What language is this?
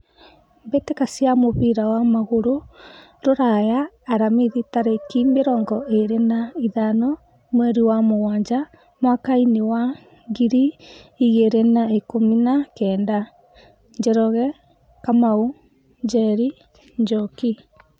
Kikuyu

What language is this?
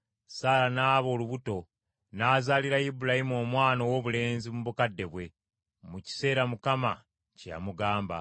Ganda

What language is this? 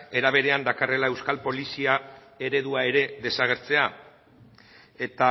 Basque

